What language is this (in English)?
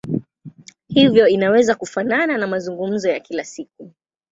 Swahili